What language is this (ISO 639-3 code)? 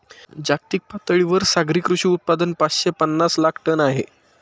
mar